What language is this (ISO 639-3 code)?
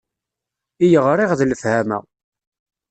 kab